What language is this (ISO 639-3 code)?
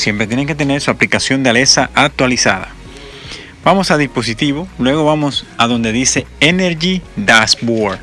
spa